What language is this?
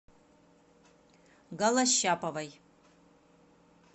Russian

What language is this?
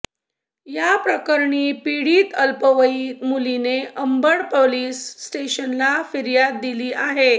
Marathi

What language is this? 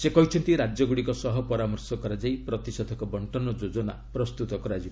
Odia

